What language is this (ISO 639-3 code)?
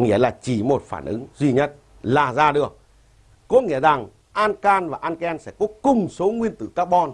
vie